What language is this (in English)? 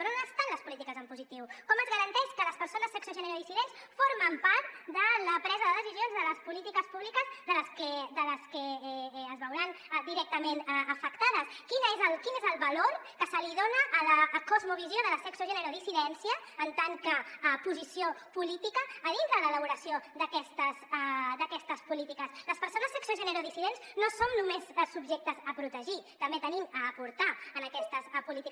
Catalan